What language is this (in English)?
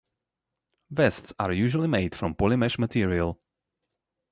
English